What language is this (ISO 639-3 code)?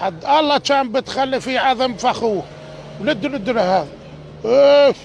ara